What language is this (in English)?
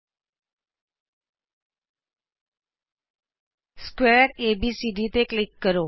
Punjabi